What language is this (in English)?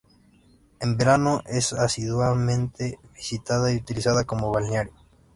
Spanish